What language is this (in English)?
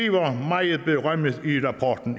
Danish